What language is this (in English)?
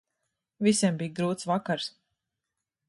Latvian